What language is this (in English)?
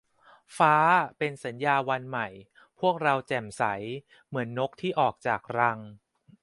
Thai